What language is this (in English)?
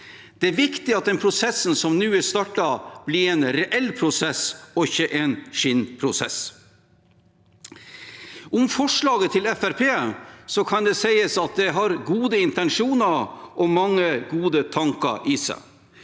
Norwegian